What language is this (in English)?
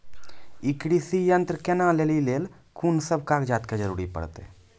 Maithili